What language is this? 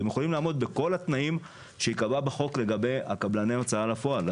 Hebrew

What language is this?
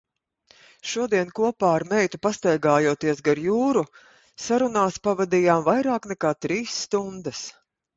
Latvian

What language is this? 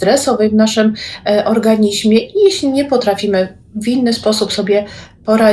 Polish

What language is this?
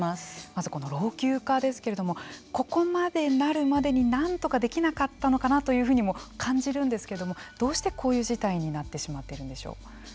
Japanese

